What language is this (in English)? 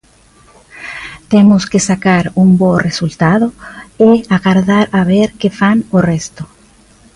Galician